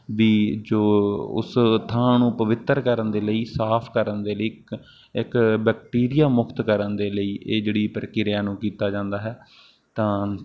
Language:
Punjabi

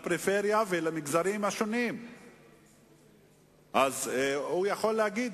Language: Hebrew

